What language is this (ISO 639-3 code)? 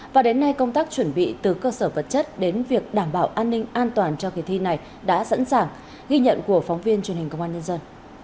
vie